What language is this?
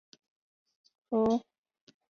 Chinese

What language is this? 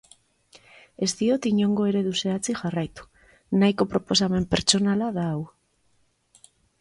Basque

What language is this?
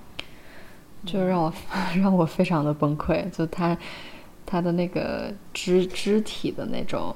Chinese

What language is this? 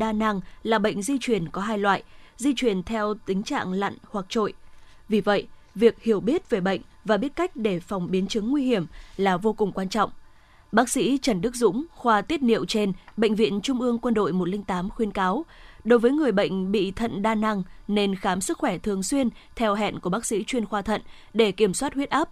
Vietnamese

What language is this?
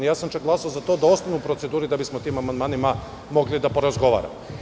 Serbian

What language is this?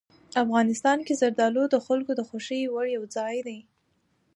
Pashto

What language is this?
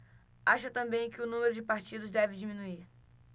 Portuguese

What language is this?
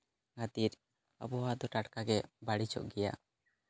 Santali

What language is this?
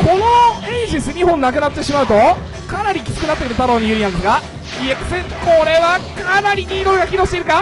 Japanese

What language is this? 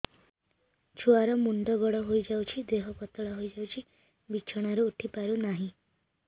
Odia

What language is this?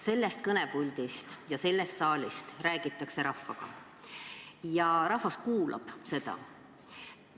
Estonian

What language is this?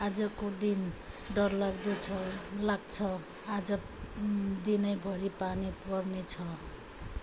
Nepali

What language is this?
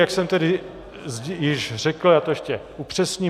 Czech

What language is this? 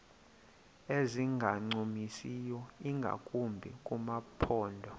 Xhosa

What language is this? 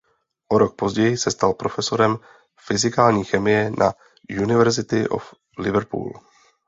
Czech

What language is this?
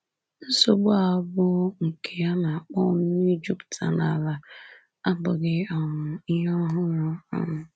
Igbo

